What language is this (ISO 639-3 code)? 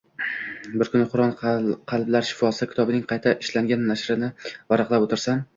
uzb